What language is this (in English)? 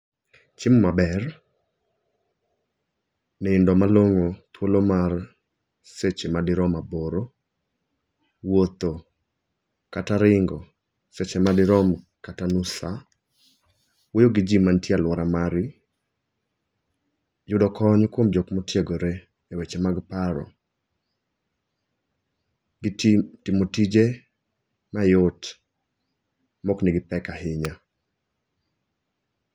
Luo (Kenya and Tanzania)